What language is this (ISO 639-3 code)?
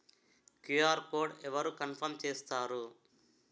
tel